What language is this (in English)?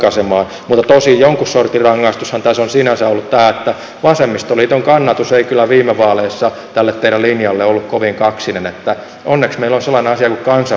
Finnish